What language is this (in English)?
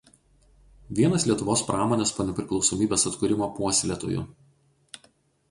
Lithuanian